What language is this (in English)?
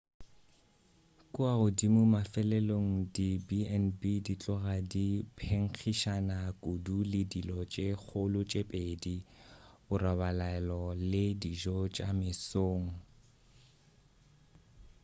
Northern Sotho